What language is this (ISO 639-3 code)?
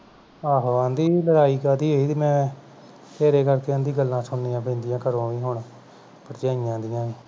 pan